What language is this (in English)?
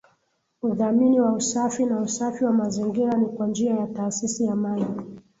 Swahili